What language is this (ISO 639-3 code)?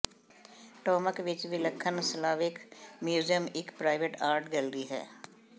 pan